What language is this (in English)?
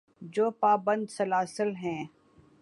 Urdu